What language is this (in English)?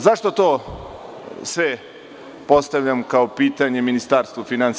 Serbian